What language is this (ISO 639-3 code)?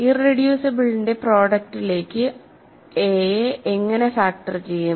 mal